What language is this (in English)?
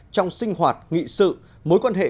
Vietnamese